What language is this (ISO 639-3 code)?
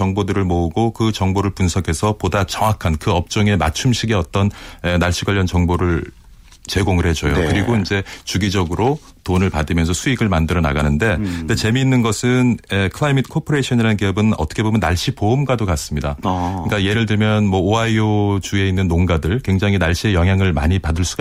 kor